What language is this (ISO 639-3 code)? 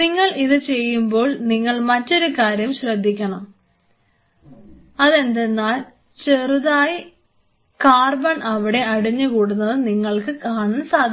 mal